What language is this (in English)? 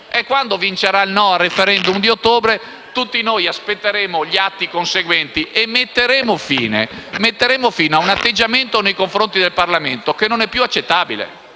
Italian